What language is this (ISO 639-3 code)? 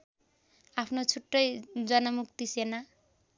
nep